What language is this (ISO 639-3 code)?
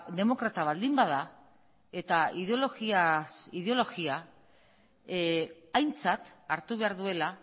eus